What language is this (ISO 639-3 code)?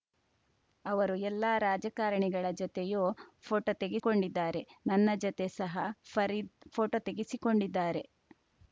kan